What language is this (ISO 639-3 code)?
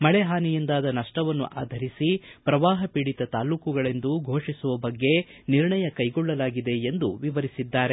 kan